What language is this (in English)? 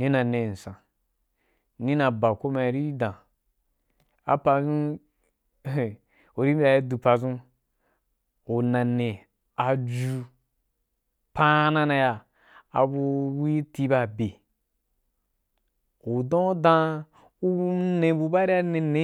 Wapan